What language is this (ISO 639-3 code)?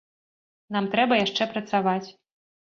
bel